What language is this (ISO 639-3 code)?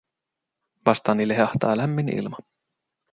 fin